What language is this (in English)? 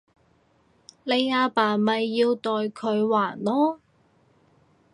Cantonese